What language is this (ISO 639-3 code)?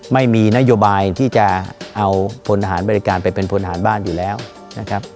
tha